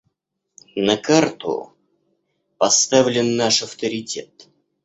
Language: Russian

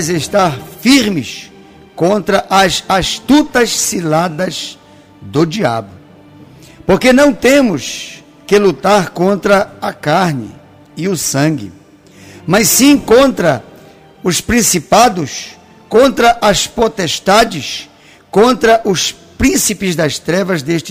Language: Portuguese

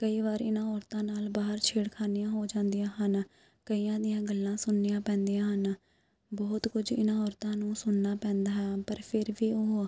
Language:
Punjabi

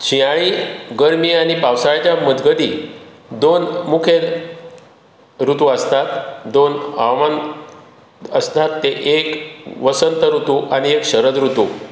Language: Konkani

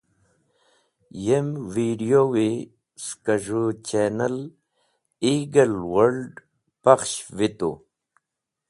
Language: Wakhi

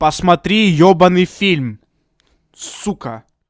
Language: Russian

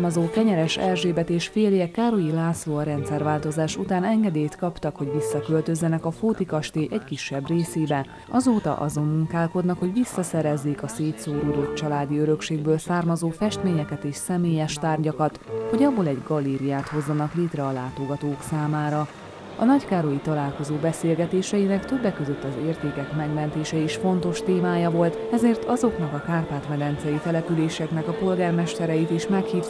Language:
Hungarian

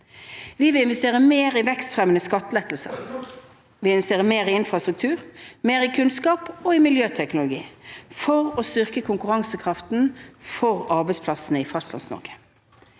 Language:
Norwegian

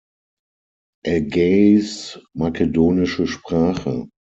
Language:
German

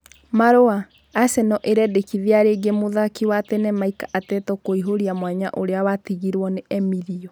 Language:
Kikuyu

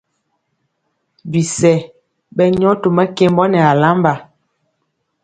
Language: Mpiemo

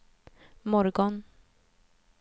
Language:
Swedish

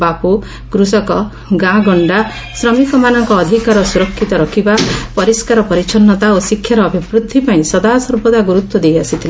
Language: Odia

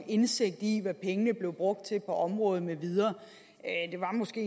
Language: Danish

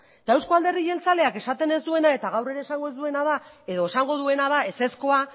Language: Basque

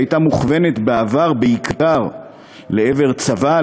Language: Hebrew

